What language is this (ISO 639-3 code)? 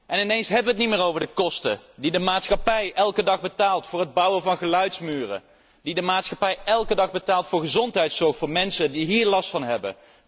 nld